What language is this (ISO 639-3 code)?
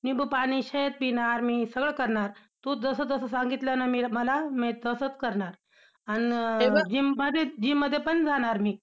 mar